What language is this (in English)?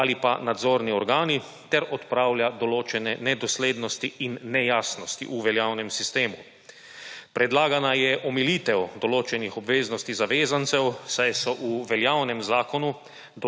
Slovenian